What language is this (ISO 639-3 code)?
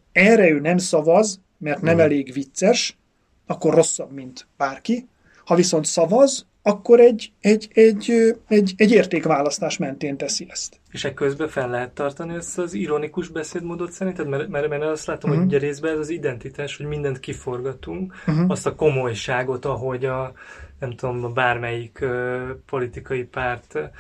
hun